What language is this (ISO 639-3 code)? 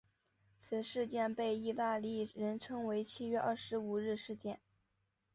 zho